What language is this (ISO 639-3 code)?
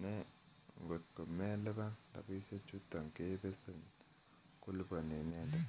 kln